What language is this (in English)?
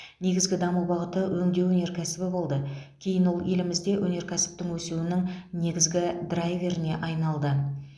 Kazakh